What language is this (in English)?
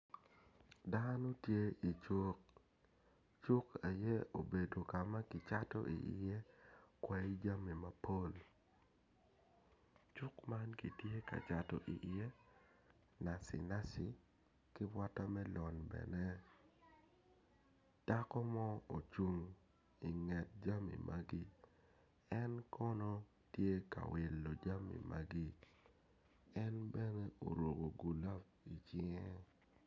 Acoli